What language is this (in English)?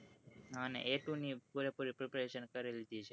Gujarati